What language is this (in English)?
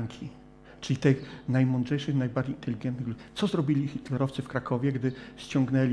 Polish